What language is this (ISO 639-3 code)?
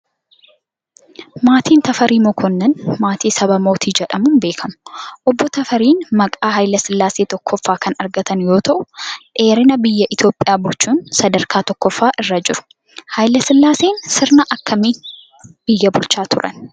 orm